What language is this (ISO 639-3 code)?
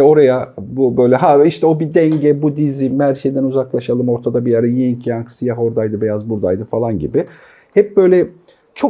tur